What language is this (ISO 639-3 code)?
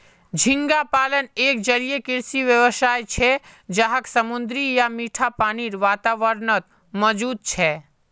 mag